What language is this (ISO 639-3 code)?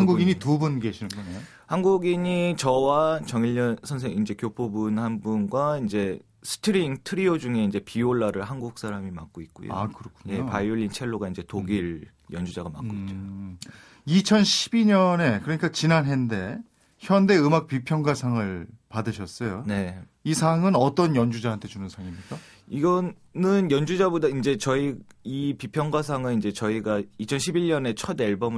kor